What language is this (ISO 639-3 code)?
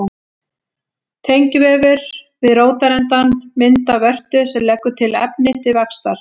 isl